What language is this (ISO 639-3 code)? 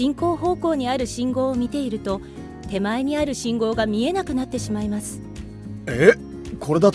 jpn